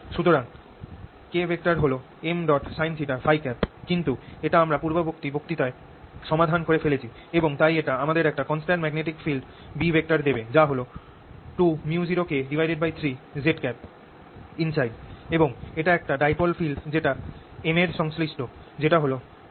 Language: Bangla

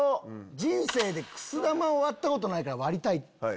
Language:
Japanese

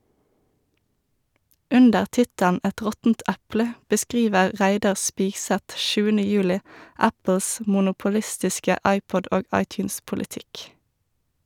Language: Norwegian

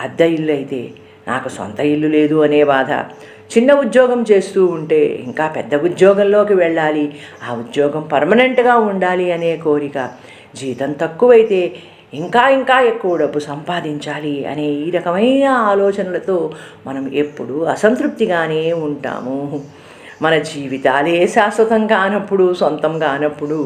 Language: Telugu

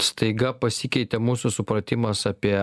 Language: Lithuanian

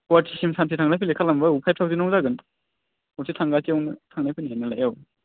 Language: Bodo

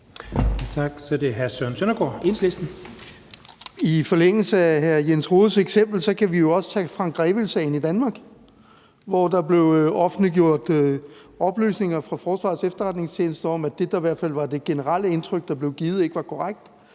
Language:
Danish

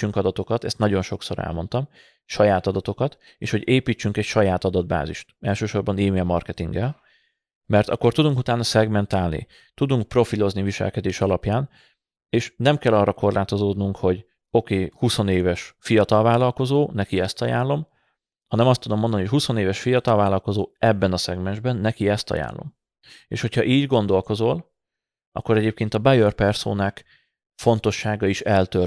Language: Hungarian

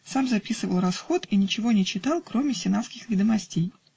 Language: Russian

